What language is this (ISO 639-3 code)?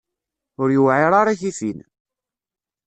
kab